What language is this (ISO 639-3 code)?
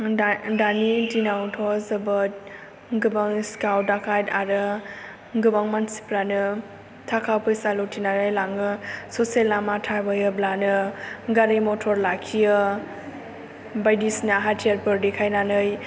brx